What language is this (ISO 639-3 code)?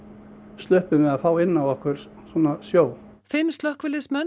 isl